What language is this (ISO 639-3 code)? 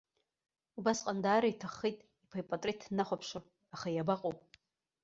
abk